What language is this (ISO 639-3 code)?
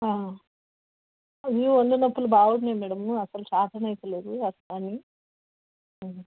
tel